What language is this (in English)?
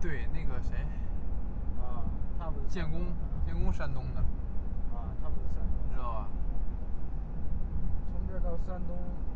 Chinese